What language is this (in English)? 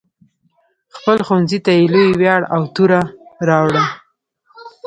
Pashto